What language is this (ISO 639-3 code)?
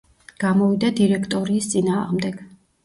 kat